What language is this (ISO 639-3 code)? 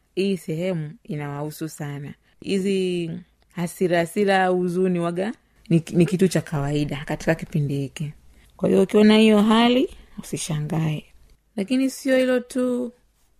swa